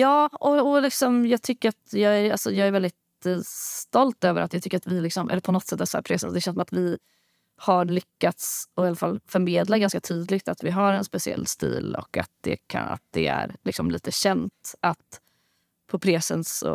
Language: Swedish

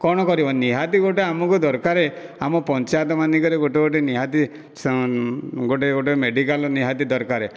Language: Odia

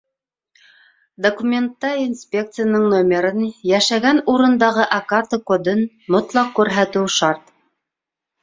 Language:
Bashkir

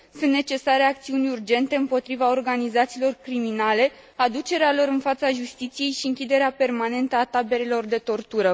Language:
Romanian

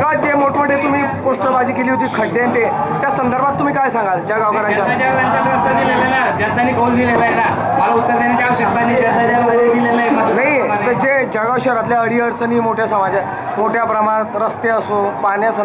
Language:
Indonesian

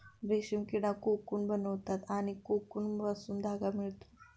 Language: Marathi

